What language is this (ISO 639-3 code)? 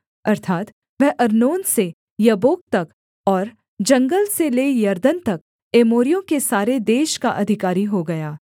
hin